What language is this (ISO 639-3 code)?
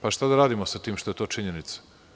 srp